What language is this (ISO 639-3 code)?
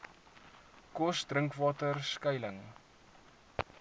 afr